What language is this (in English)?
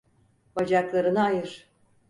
Turkish